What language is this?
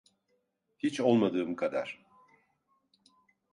Turkish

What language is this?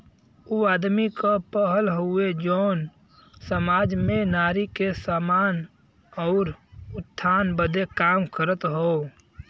Bhojpuri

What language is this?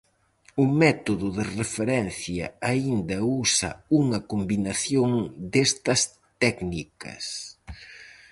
Galician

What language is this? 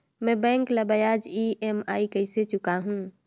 Chhattisgarhi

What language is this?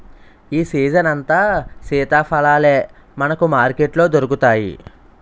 Telugu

